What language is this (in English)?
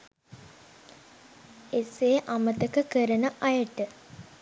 Sinhala